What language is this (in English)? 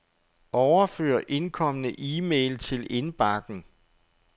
Danish